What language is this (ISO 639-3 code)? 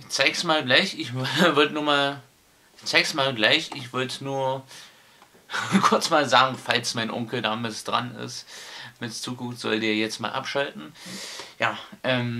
deu